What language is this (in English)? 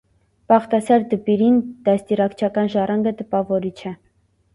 Armenian